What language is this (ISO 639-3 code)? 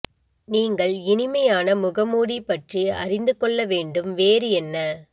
tam